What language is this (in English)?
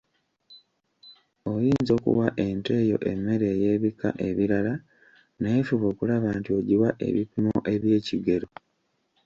Ganda